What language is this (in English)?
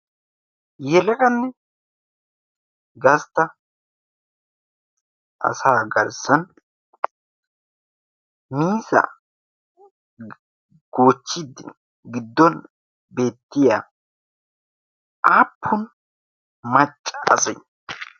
Wolaytta